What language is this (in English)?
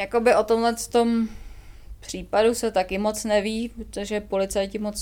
Czech